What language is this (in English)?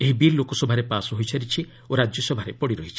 Odia